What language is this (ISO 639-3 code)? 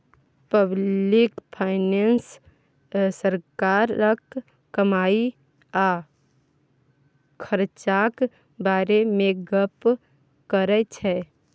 mai